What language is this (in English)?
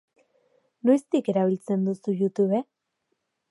Basque